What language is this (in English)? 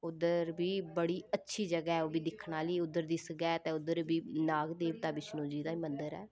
Dogri